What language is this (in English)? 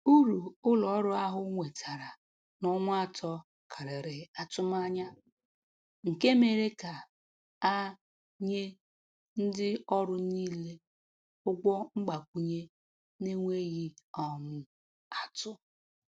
Igbo